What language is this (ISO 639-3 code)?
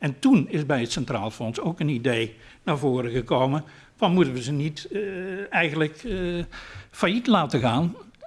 nld